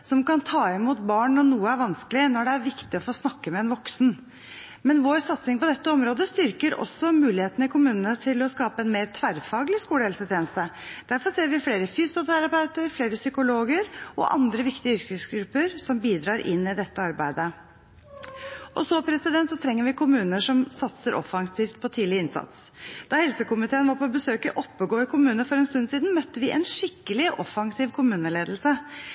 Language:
Norwegian Bokmål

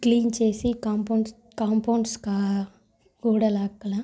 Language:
Telugu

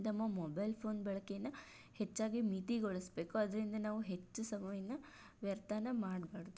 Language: Kannada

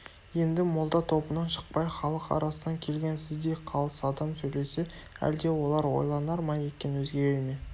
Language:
Kazakh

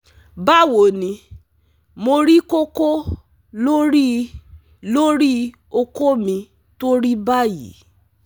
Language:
Yoruba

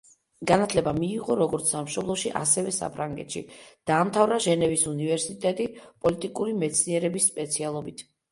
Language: Georgian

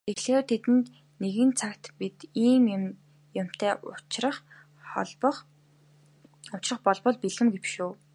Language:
Mongolian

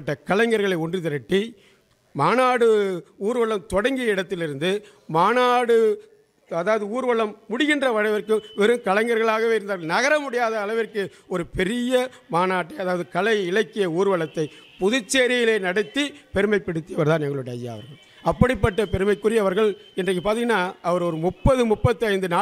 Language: Tamil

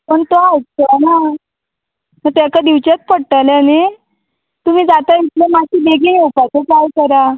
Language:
Konkani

